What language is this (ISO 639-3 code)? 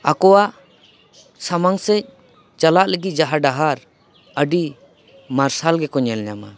sat